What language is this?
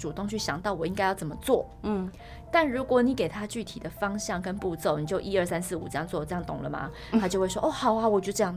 Chinese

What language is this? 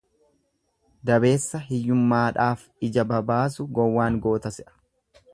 Oromo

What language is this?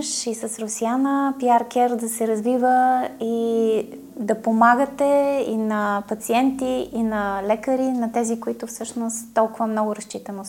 Bulgarian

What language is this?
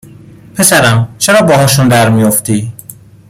Persian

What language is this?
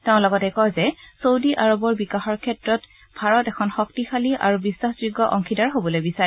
Assamese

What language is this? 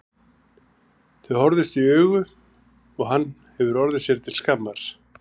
Icelandic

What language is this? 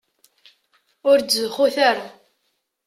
Kabyle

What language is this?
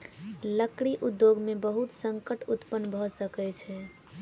Maithili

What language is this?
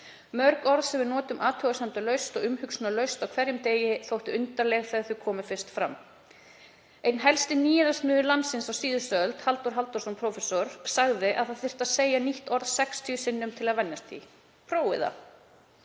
Icelandic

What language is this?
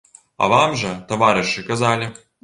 Belarusian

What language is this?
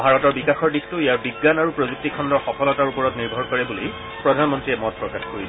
Assamese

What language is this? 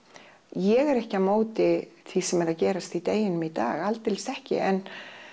Icelandic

